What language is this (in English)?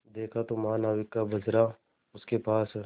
Hindi